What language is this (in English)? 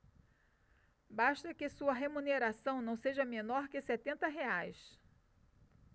Portuguese